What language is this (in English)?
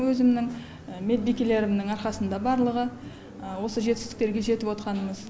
Kazakh